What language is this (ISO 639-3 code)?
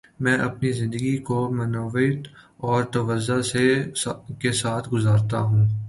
urd